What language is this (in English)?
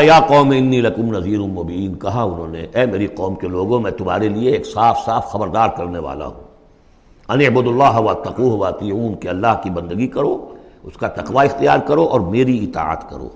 Urdu